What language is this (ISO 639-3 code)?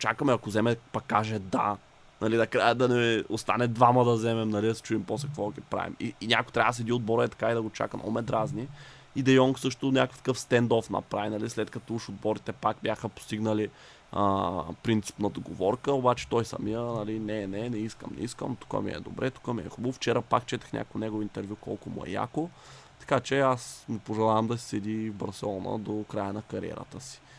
bul